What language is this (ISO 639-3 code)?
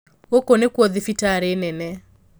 kik